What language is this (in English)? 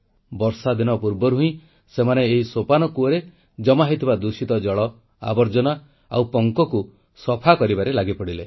Odia